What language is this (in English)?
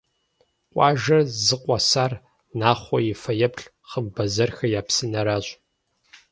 Kabardian